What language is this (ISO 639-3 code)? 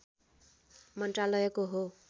nep